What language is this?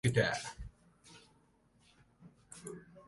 Mongolian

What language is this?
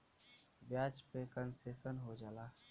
Bhojpuri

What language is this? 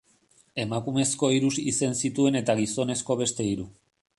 Basque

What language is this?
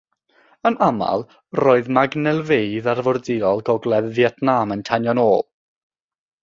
Welsh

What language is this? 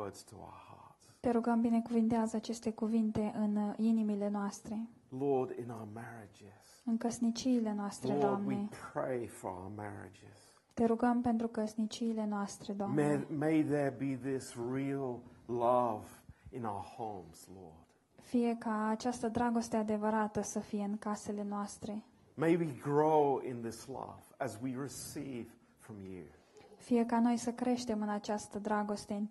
Romanian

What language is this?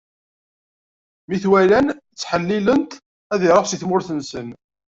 Kabyle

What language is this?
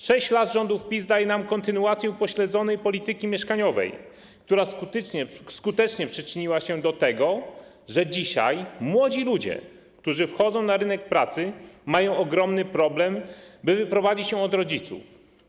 Polish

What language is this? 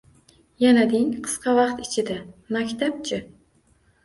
Uzbek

